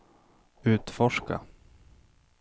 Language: Swedish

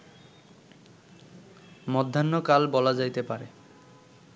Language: Bangla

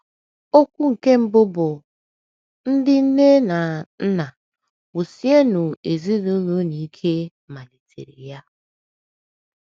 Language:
Igbo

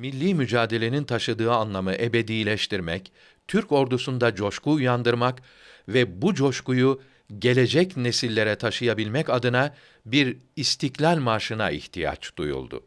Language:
Turkish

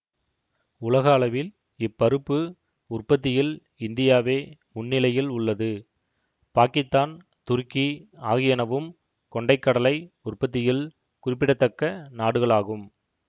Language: Tamil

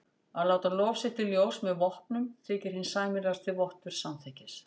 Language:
Icelandic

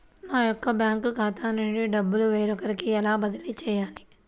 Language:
Telugu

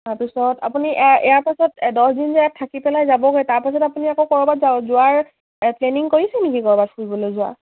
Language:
Assamese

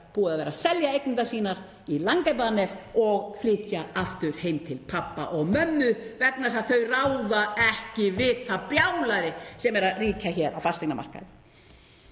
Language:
Icelandic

